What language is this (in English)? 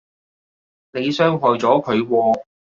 Cantonese